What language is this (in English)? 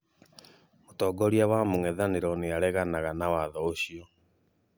Kikuyu